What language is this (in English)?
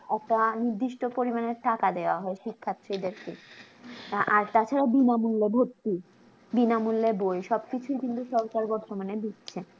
Bangla